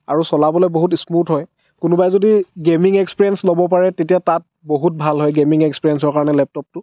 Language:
Assamese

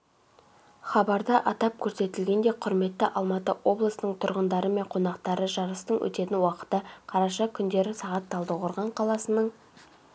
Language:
Kazakh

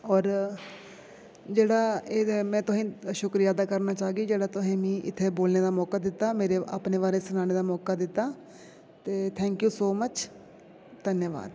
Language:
Dogri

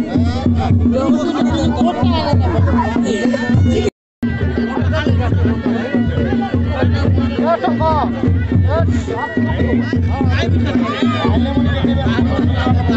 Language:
Arabic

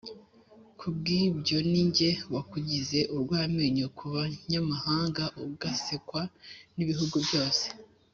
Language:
Kinyarwanda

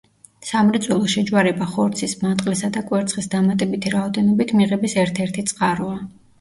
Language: Georgian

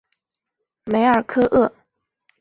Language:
Chinese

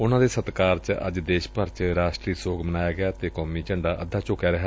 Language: Punjabi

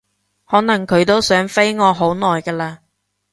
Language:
Cantonese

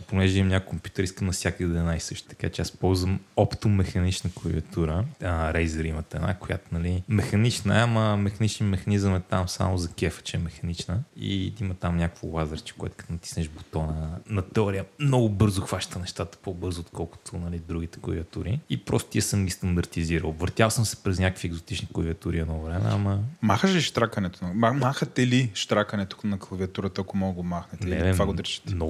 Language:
Bulgarian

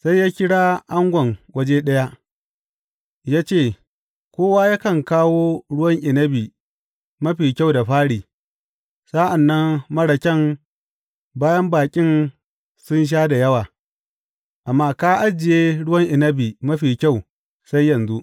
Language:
Hausa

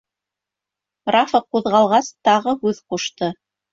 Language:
Bashkir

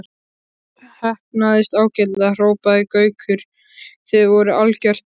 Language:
Icelandic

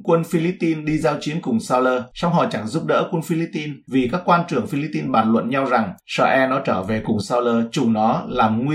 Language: Vietnamese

